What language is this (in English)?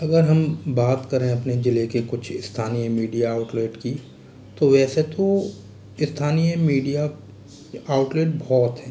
Hindi